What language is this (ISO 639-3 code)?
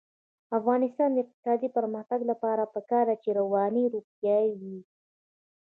pus